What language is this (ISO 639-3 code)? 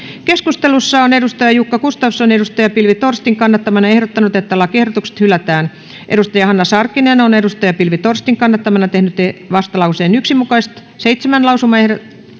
fin